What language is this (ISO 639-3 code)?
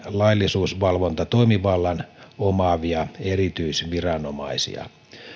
fin